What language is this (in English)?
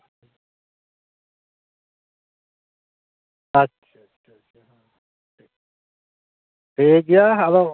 Santali